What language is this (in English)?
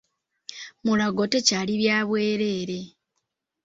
Ganda